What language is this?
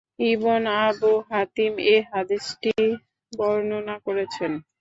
Bangla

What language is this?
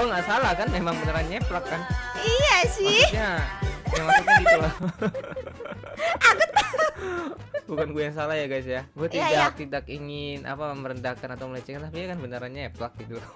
Indonesian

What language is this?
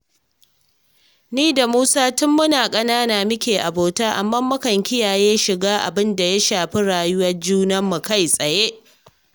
Hausa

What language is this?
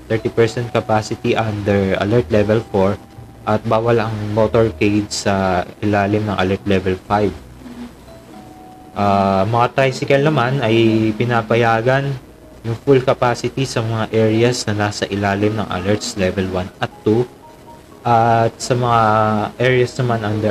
Filipino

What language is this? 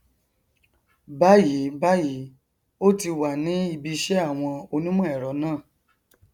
Yoruba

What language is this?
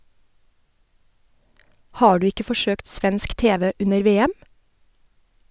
Norwegian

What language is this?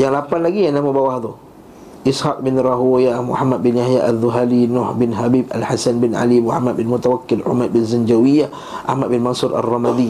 Malay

